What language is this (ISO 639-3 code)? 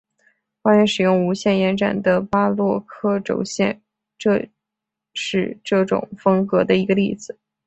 zho